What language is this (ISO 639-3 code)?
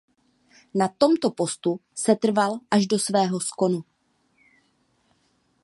ces